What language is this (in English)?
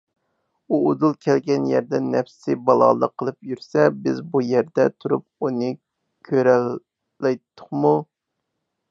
Uyghur